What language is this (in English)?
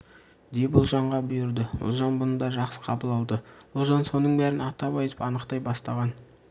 Kazakh